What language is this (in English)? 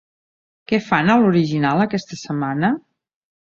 Catalan